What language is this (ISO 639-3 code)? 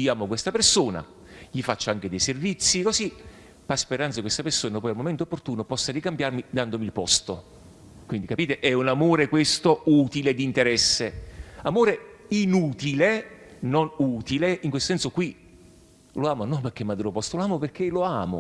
ita